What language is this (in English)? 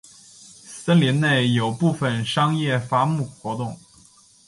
Chinese